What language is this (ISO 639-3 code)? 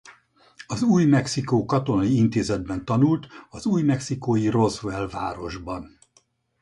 hun